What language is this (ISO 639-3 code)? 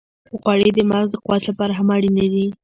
pus